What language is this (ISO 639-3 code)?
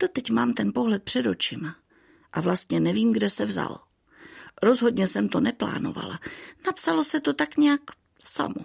ces